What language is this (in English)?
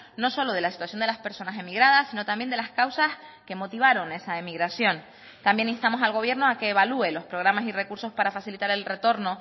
Spanish